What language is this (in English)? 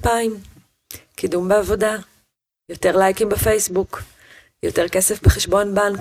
Hebrew